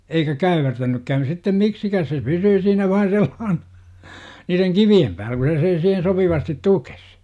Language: Finnish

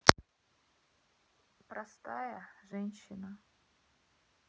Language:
Russian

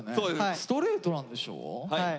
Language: Japanese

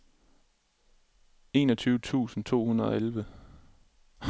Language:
Danish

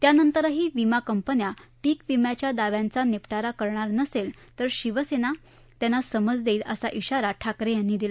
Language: Marathi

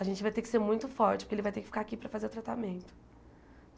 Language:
Portuguese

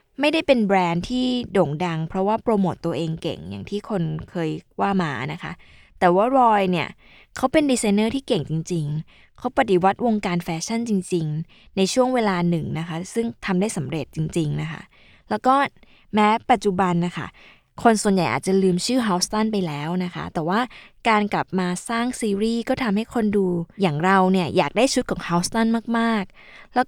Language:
Thai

